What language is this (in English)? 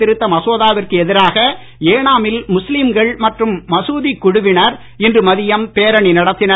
Tamil